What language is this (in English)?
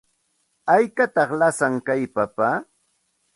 Santa Ana de Tusi Pasco Quechua